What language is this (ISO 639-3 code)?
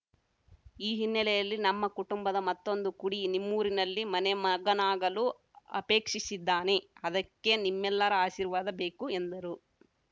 kan